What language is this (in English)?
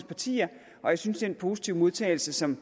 Danish